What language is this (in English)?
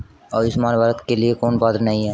Hindi